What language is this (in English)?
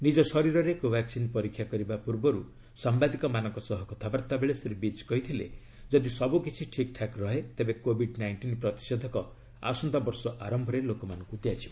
Odia